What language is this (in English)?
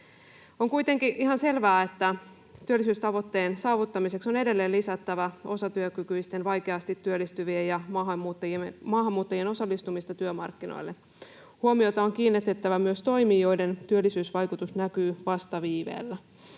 Finnish